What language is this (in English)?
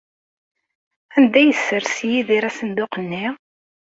Kabyle